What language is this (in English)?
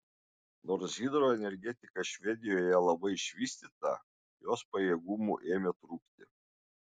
Lithuanian